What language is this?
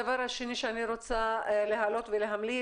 Hebrew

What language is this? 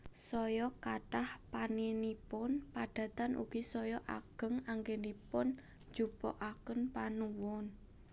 Javanese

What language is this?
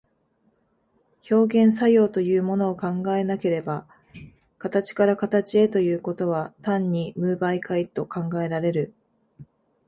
Japanese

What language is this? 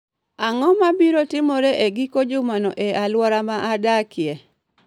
Luo (Kenya and Tanzania)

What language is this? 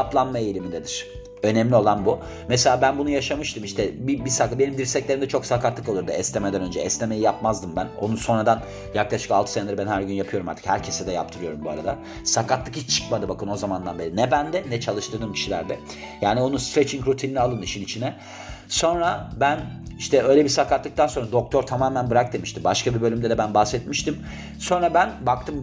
Turkish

